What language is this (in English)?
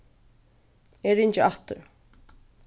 Faroese